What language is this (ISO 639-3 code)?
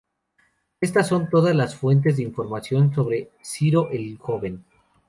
spa